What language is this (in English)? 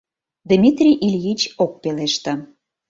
Mari